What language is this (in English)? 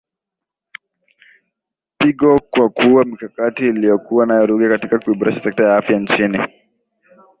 Swahili